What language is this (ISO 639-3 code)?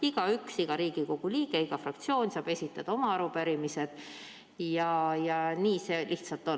est